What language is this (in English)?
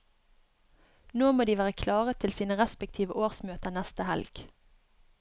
Norwegian